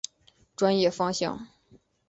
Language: Chinese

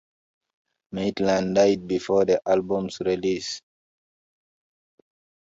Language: English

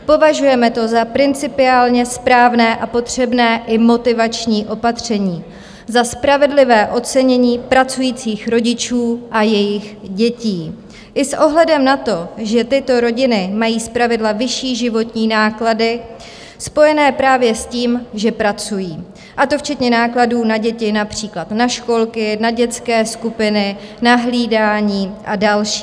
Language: Czech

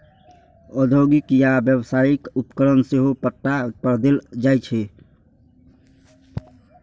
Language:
Maithili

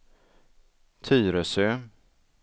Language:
Swedish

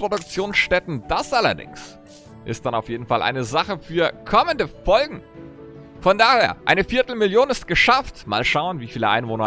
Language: German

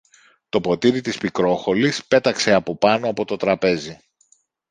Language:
Greek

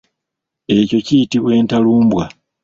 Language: Ganda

